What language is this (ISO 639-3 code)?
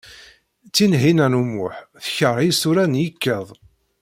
kab